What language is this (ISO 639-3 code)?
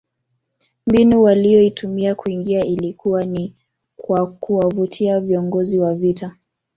swa